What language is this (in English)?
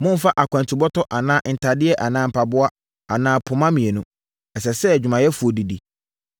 Akan